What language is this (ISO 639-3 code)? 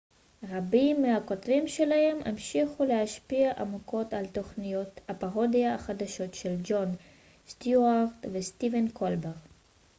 heb